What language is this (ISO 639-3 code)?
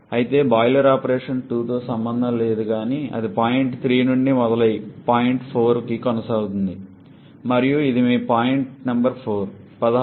tel